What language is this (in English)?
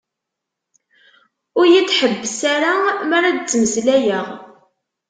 Kabyle